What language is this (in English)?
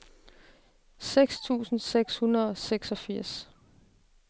Danish